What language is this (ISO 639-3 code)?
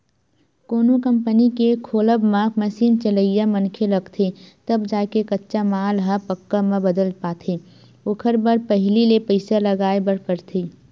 hne